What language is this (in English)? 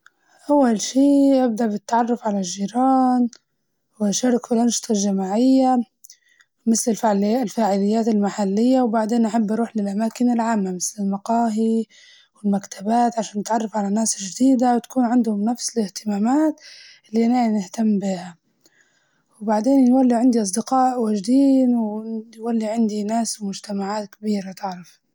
Libyan Arabic